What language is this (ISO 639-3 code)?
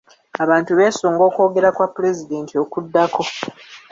lug